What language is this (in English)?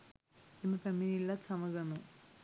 Sinhala